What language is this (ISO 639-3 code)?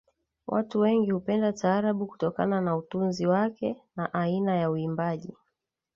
swa